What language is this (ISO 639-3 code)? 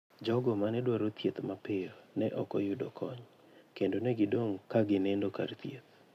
luo